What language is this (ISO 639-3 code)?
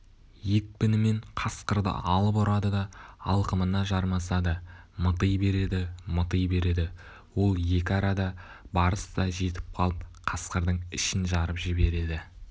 kaz